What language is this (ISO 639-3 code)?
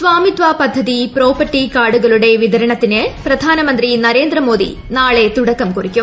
mal